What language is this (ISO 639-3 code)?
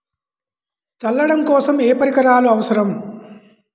tel